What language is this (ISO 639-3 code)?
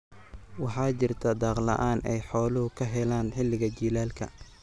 som